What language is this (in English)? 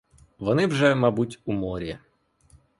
Ukrainian